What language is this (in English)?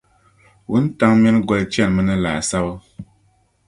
Dagbani